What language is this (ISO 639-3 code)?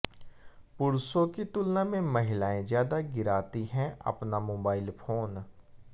hin